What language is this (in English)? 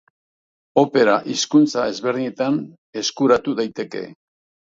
Basque